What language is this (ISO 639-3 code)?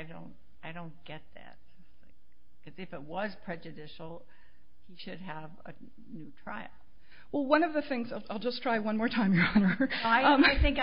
eng